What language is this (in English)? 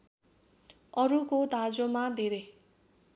Nepali